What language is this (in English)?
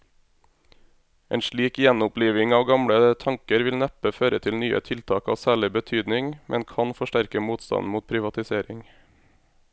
Norwegian